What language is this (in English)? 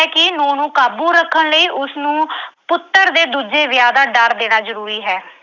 Punjabi